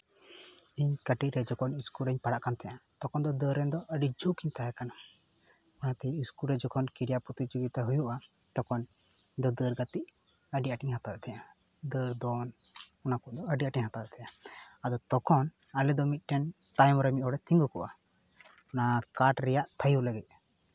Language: Santali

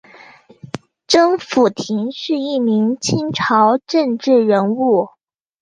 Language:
Chinese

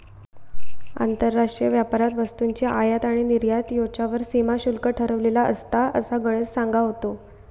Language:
Marathi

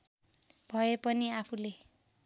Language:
Nepali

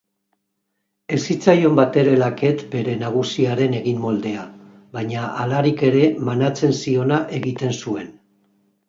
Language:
Basque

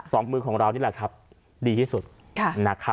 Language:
Thai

